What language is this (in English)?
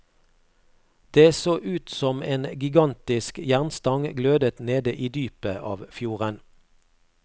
Norwegian